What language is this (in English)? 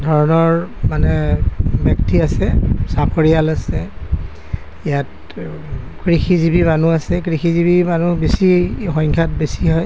Assamese